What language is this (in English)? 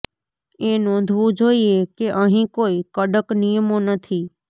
Gujarati